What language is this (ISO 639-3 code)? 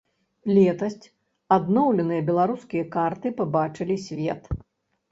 bel